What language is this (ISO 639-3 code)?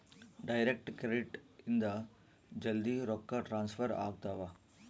kan